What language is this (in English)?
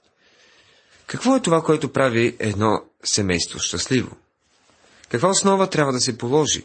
Bulgarian